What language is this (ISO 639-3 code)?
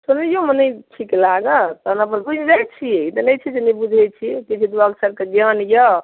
mai